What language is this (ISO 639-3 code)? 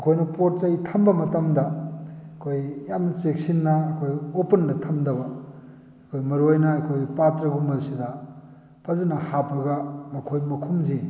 mni